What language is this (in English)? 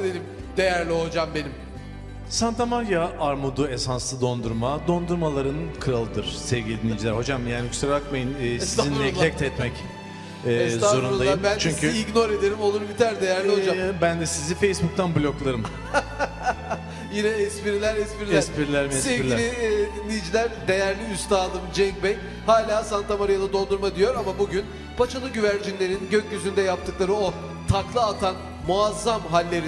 Turkish